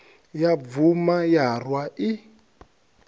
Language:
Venda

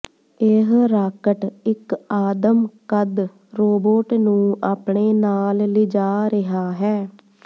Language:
Punjabi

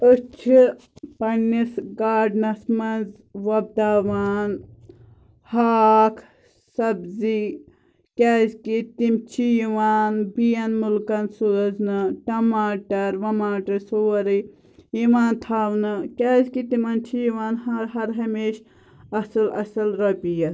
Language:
Kashmiri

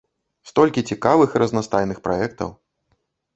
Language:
Belarusian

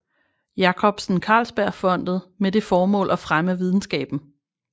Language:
Danish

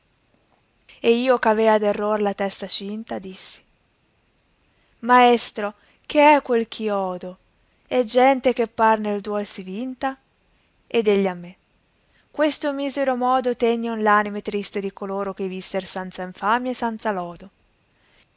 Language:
Italian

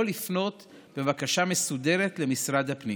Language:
Hebrew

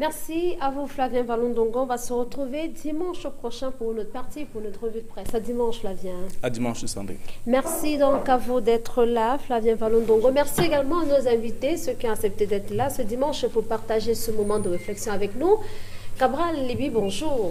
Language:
French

